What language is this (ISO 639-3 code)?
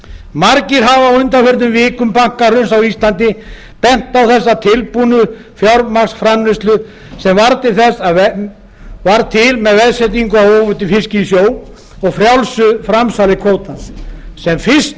isl